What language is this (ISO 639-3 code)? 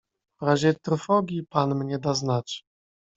pol